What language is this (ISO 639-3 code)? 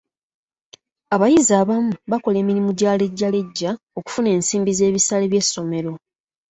lug